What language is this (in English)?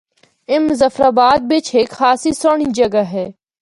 Northern Hindko